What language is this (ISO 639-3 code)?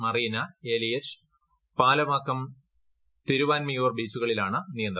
mal